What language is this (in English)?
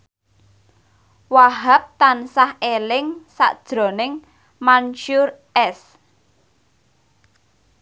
Javanese